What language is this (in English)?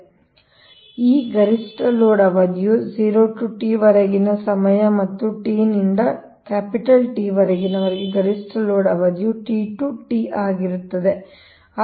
Kannada